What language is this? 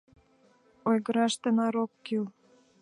Mari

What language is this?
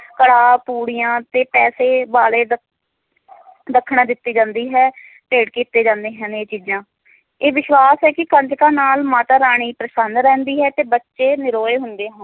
Punjabi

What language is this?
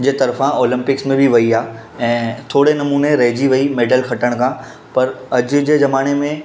Sindhi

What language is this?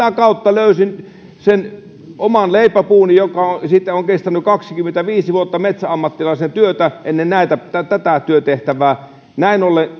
Finnish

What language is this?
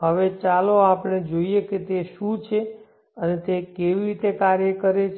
Gujarati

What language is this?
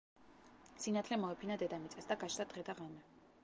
Georgian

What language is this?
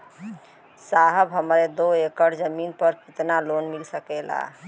Bhojpuri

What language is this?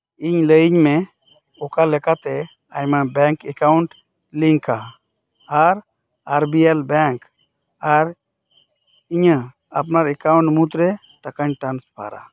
Santali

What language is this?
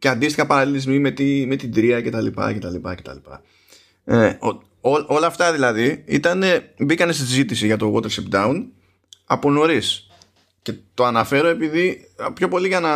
Greek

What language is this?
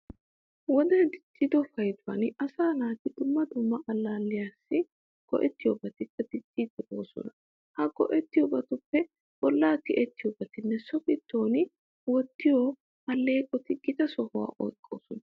Wolaytta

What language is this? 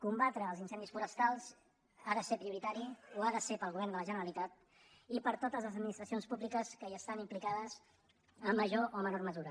Catalan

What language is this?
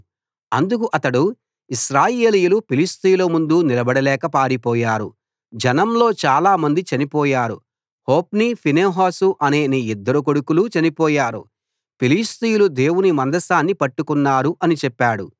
Telugu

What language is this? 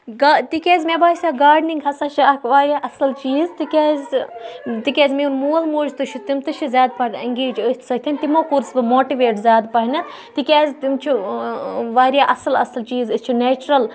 Kashmiri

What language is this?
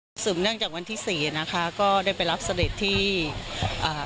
Thai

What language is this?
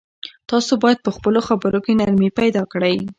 Pashto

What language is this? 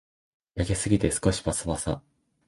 Japanese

